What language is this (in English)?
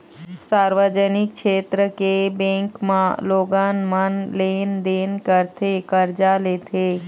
Chhattisgarhi